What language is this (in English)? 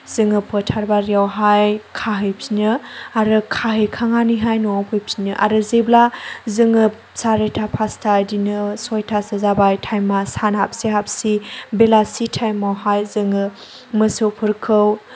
Bodo